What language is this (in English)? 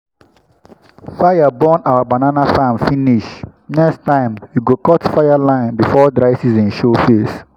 Nigerian Pidgin